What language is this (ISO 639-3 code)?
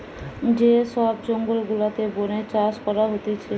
ben